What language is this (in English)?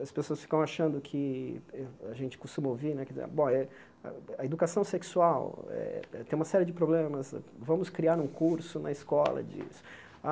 Portuguese